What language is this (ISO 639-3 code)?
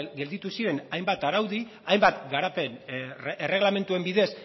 eus